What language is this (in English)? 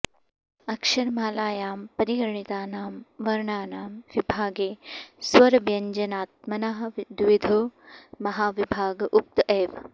Sanskrit